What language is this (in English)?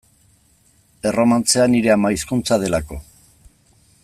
Basque